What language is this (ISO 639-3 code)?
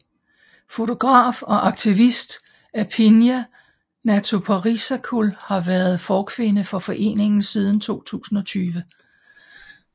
dan